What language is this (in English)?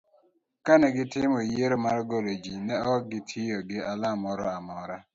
Luo (Kenya and Tanzania)